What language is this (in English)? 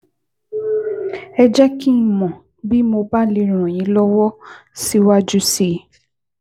Yoruba